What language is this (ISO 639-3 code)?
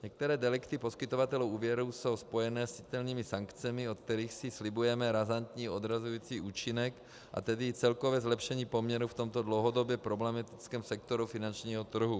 ces